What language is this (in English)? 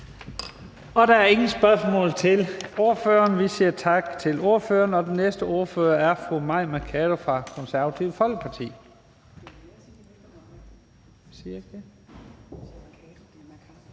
Danish